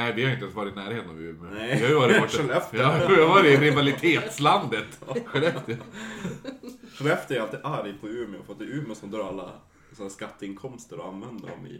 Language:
Swedish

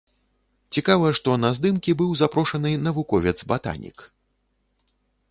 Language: Belarusian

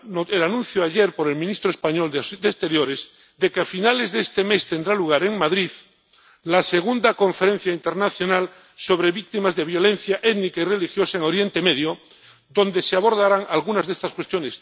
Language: Spanish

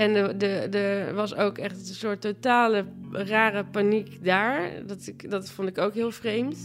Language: Dutch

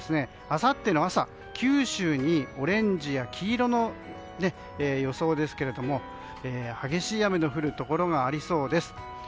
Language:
Japanese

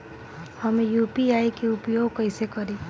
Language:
Bhojpuri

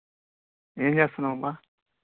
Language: Telugu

